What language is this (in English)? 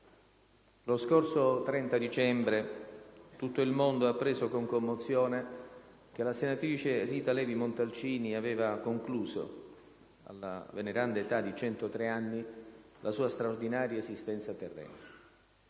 Italian